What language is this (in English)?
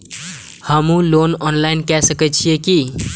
Maithili